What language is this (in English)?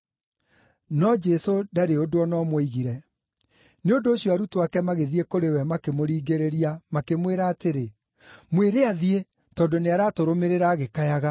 Kikuyu